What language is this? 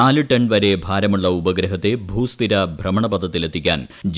Malayalam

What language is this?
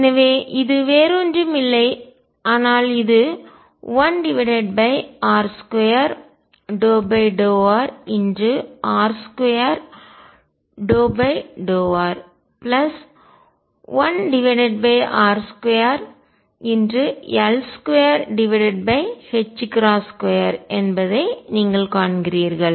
Tamil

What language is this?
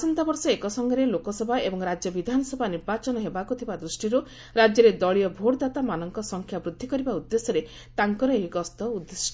Odia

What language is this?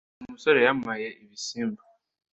Kinyarwanda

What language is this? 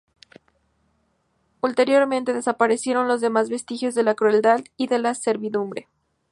Spanish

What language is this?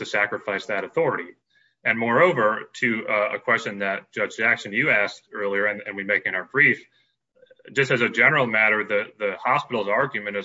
English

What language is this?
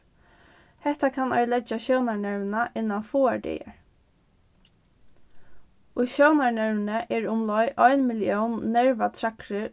Faroese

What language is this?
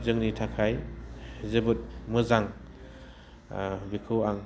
Bodo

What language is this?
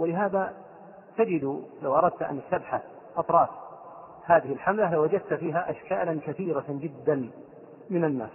Arabic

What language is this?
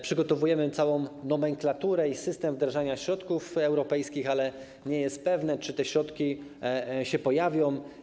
Polish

